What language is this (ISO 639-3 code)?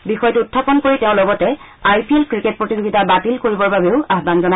asm